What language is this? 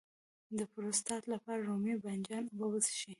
Pashto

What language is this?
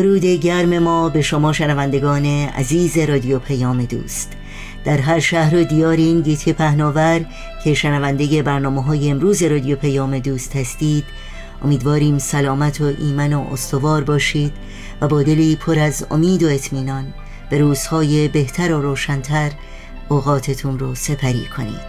Persian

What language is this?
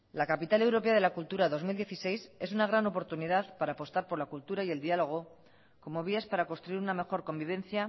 Spanish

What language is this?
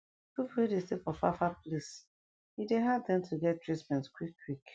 Nigerian Pidgin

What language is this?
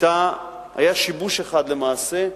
Hebrew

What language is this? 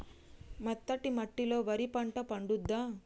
Telugu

